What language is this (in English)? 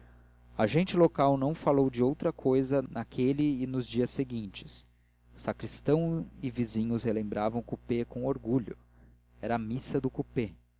Portuguese